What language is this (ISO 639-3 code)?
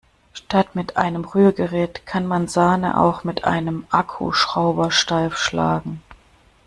deu